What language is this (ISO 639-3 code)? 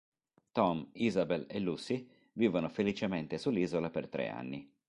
ita